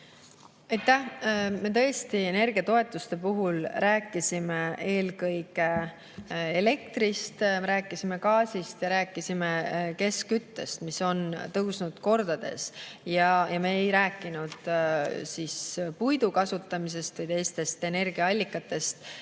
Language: Estonian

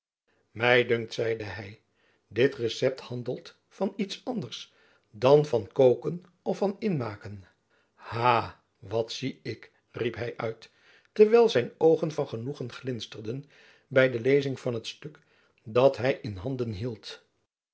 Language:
Dutch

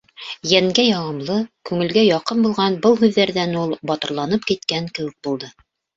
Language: Bashkir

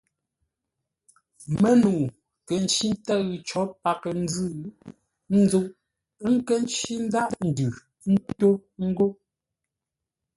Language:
Ngombale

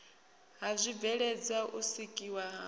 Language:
Venda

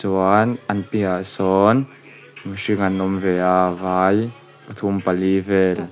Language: Mizo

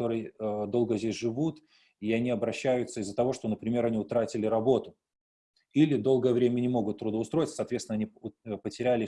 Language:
Russian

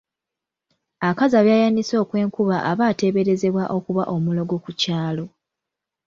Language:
Ganda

